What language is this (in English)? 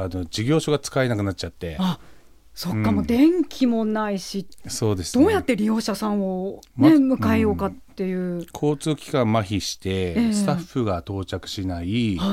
Japanese